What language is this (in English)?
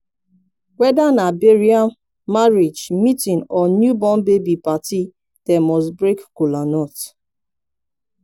Nigerian Pidgin